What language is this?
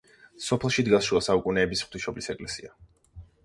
Georgian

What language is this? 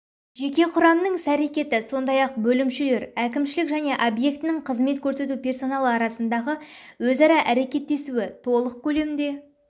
Kazakh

